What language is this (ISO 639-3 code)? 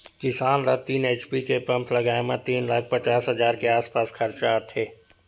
hne